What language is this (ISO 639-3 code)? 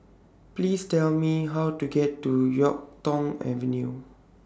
eng